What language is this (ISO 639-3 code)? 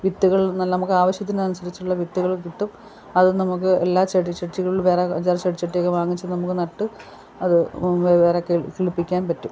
mal